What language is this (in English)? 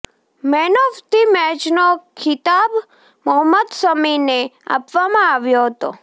Gujarati